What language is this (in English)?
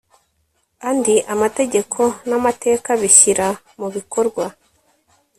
Kinyarwanda